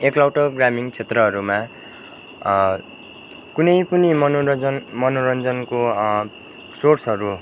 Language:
Nepali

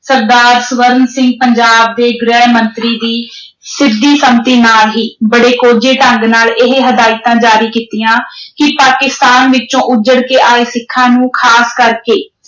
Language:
Punjabi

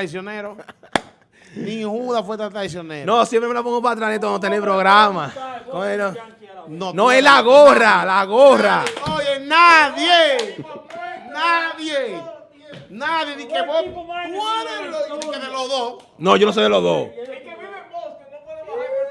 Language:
Spanish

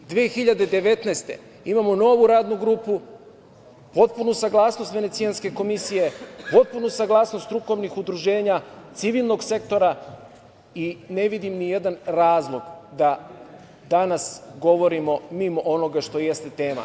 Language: Serbian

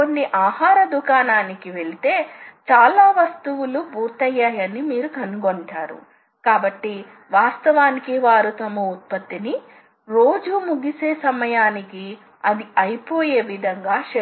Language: Telugu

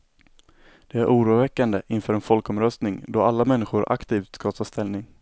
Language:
Swedish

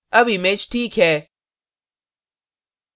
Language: Hindi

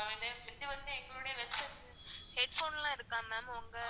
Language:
Tamil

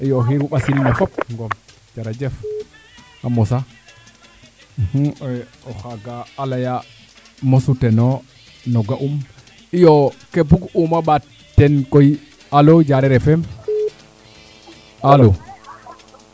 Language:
Serer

